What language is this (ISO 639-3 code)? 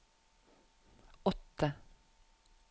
nor